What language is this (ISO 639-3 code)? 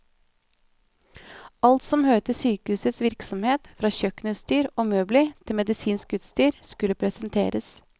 nor